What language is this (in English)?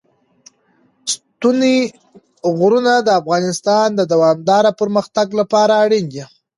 Pashto